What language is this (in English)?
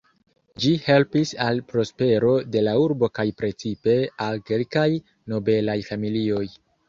Esperanto